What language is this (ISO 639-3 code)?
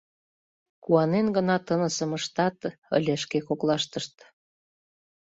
chm